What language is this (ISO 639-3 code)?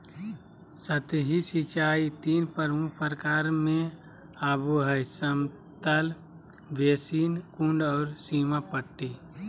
mag